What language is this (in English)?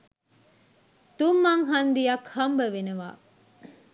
Sinhala